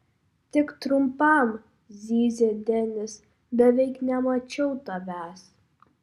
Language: Lithuanian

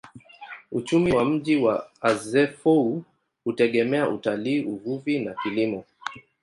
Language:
Swahili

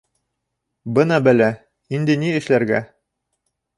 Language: Bashkir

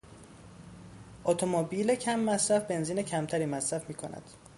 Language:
Persian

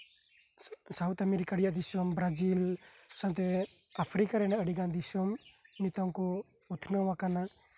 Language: Santali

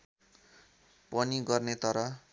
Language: Nepali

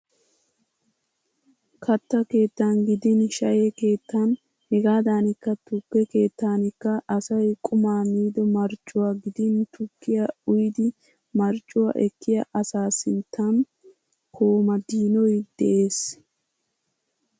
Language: Wolaytta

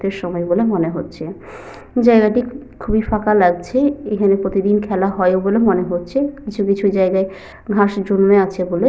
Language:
Bangla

